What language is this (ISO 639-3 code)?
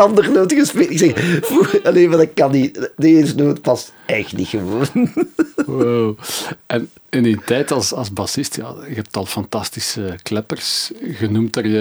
nld